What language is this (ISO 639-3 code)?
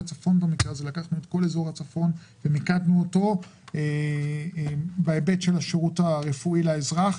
heb